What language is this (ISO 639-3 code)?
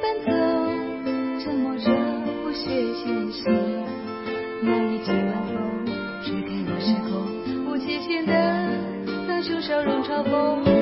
zho